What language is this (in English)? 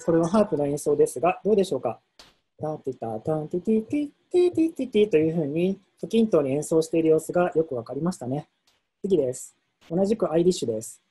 Japanese